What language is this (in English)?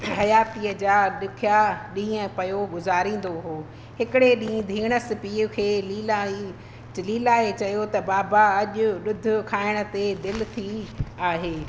Sindhi